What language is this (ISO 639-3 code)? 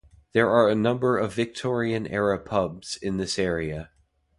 eng